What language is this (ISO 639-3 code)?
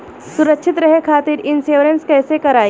bho